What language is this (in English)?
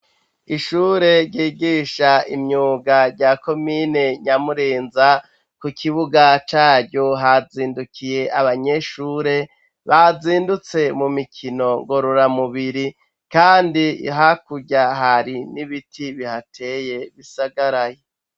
Rundi